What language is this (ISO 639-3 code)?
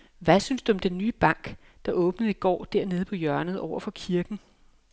dan